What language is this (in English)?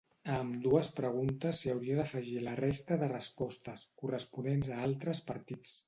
Catalan